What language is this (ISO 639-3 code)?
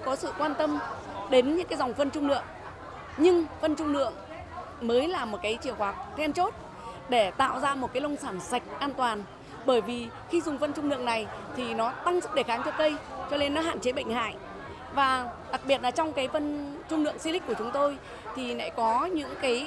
vie